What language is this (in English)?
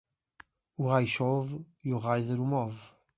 Portuguese